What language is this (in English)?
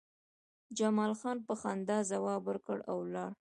Pashto